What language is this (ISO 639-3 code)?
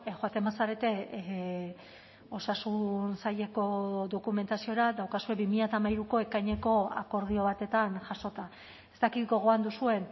eus